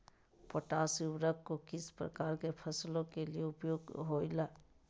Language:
Magahi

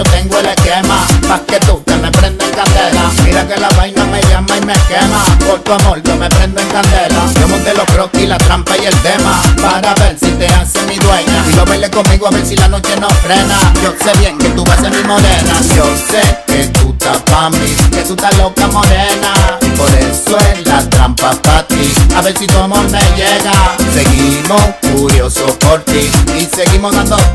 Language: Polish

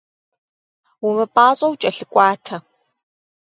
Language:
Kabardian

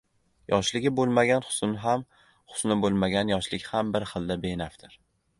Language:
Uzbek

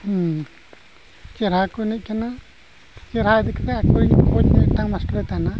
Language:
Santali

